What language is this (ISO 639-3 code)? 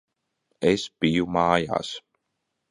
lav